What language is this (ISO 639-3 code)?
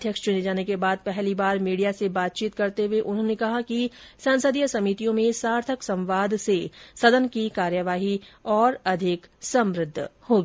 hin